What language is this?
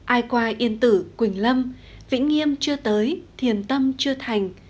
Vietnamese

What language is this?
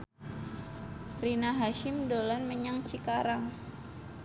Javanese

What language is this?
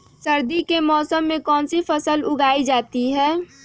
Magahi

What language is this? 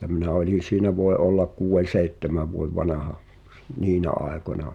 Finnish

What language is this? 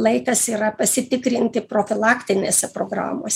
Lithuanian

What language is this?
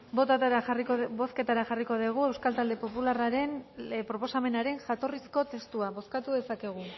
Basque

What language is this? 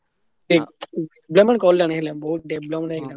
Odia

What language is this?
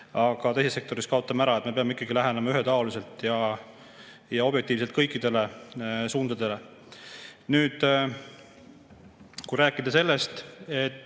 Estonian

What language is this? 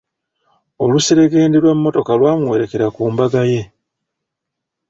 Ganda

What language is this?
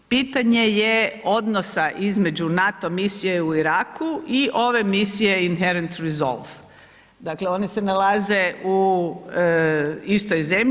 Croatian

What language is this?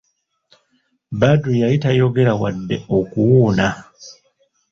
Ganda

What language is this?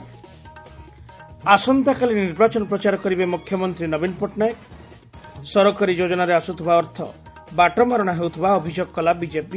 Odia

